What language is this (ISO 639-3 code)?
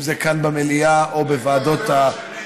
heb